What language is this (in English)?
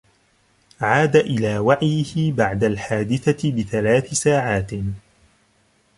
Arabic